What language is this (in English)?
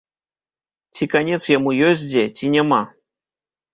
Belarusian